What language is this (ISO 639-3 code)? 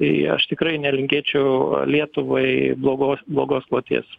lit